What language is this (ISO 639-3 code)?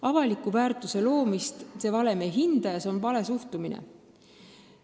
est